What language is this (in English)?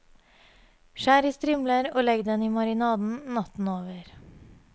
Norwegian